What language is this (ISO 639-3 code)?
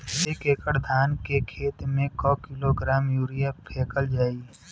bho